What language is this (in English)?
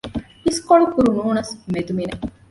Divehi